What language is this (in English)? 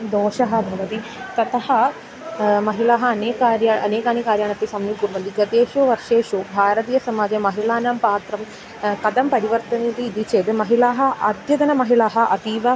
Sanskrit